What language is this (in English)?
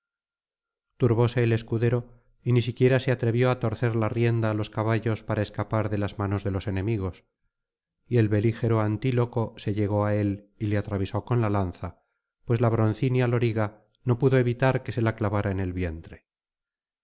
Spanish